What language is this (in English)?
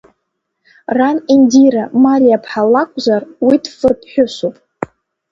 Abkhazian